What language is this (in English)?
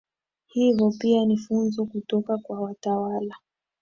Swahili